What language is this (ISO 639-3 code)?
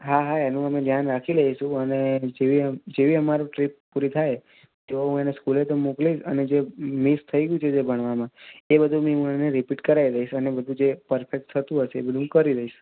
guj